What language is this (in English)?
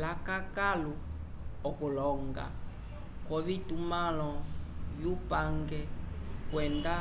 Umbundu